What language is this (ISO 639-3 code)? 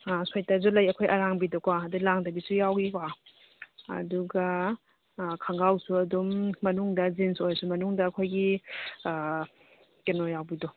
mni